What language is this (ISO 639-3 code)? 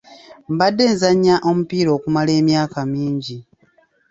lug